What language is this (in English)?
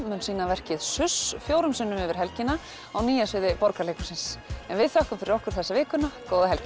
Icelandic